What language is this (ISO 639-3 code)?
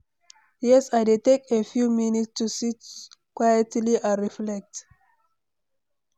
pcm